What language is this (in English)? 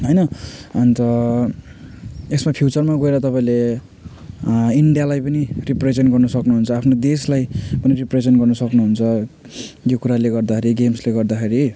Nepali